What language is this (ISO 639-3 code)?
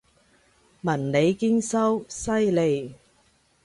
yue